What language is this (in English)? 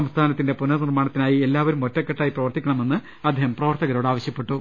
Malayalam